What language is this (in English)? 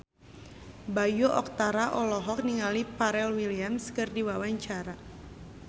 Sundanese